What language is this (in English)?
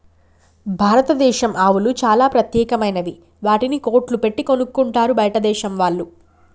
Telugu